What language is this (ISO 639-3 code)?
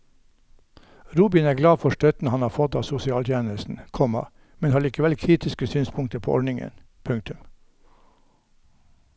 nor